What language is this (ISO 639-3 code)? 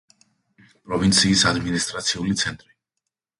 kat